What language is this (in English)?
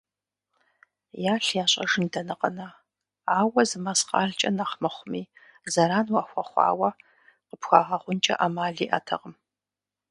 Kabardian